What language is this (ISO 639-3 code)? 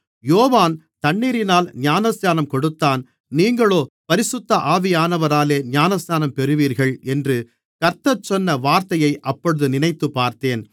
tam